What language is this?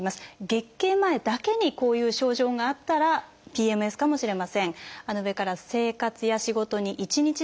Japanese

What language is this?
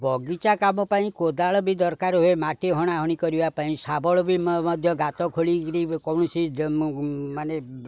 Odia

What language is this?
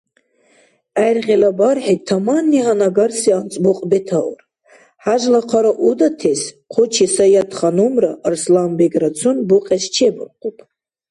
Dargwa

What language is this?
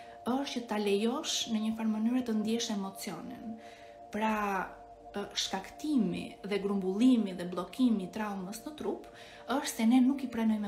Romanian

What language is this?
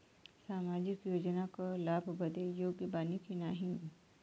Bhojpuri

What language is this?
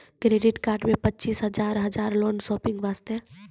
Maithili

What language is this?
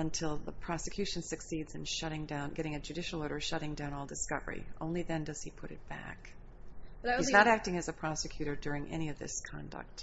English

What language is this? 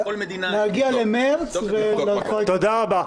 Hebrew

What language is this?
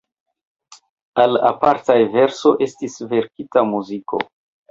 Esperanto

